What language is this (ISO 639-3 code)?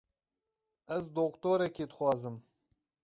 kur